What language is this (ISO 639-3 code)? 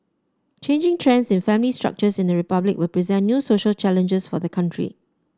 eng